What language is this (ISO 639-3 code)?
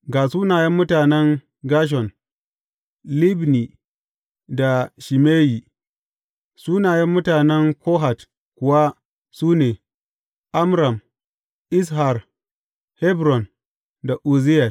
hau